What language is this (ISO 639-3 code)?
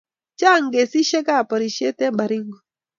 kln